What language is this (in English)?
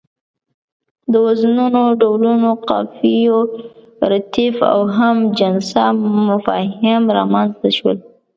Pashto